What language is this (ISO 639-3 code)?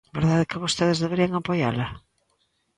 glg